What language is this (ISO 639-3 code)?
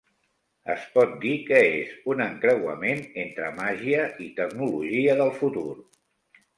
cat